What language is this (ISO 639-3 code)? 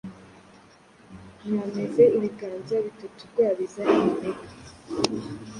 kin